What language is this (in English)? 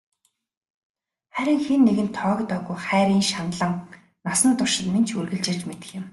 Mongolian